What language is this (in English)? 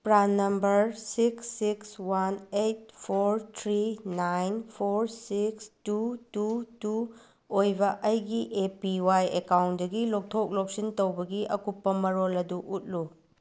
Manipuri